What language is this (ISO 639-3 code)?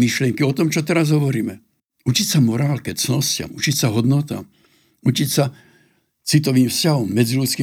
slk